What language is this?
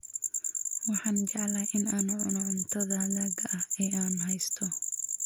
Somali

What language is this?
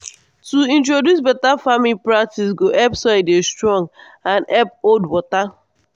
Nigerian Pidgin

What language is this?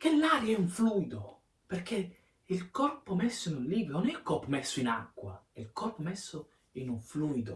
Italian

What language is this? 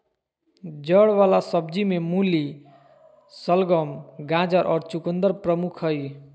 Magahi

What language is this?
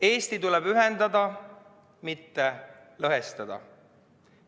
Estonian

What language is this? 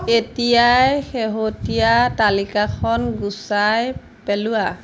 Assamese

